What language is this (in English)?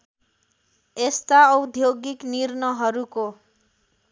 Nepali